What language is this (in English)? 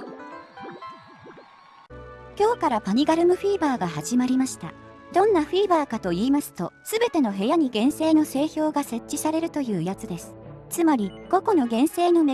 Japanese